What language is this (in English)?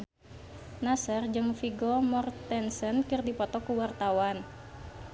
Sundanese